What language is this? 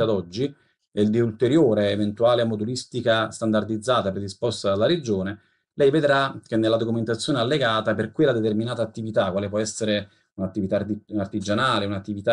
Italian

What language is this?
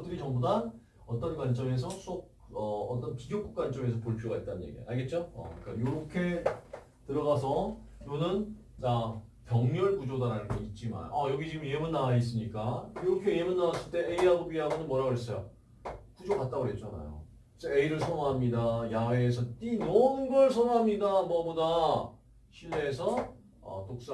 Korean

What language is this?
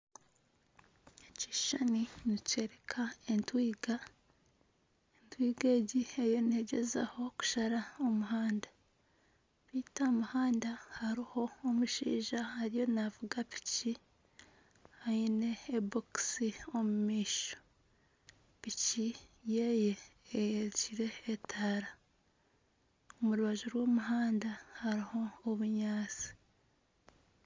Nyankole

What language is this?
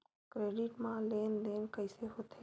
Chhattisgarhi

